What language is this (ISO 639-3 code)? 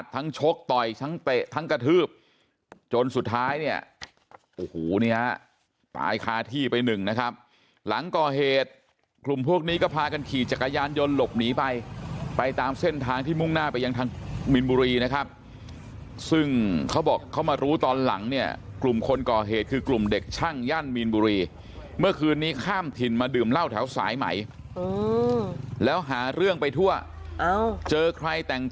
tha